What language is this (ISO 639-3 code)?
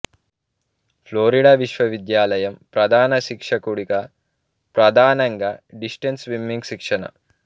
tel